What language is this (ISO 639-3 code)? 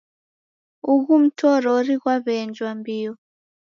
dav